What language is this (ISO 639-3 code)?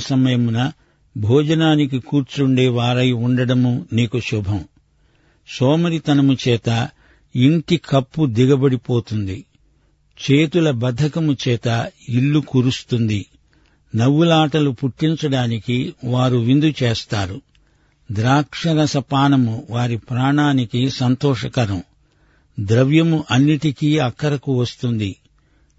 tel